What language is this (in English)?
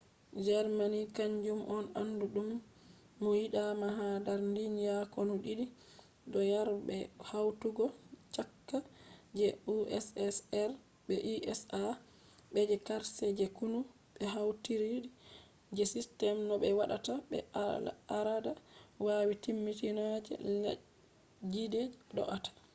Fula